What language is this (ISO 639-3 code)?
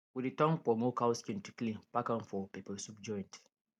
pcm